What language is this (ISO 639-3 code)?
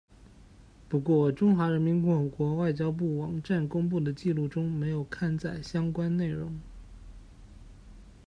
zho